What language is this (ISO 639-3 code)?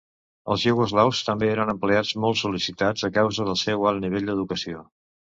cat